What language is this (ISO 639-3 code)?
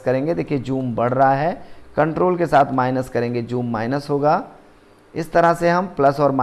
hin